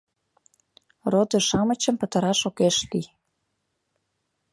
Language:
Mari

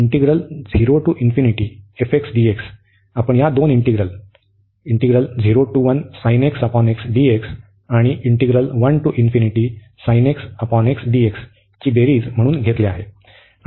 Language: Marathi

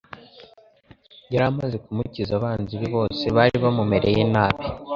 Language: Kinyarwanda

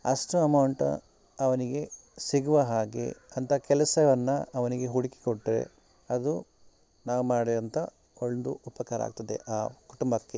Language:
Kannada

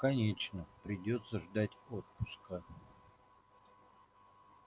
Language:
Russian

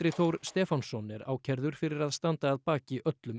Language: Icelandic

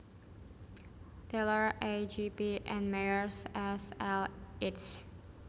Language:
Javanese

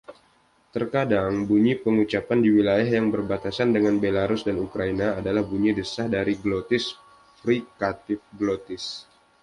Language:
Indonesian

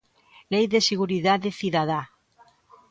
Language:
Galician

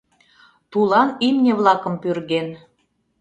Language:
Mari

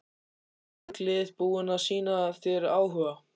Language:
Icelandic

